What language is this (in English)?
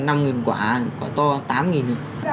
Vietnamese